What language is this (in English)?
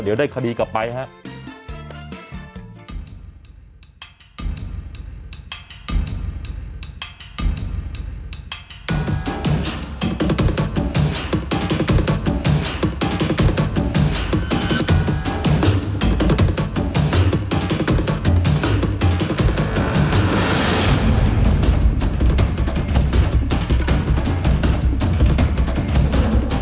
Thai